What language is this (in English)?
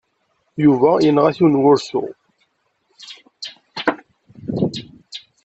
Kabyle